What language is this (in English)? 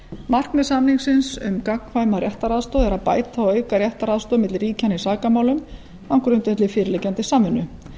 Icelandic